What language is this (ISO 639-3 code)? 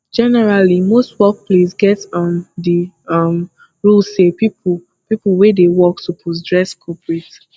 pcm